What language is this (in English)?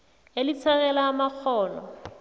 South Ndebele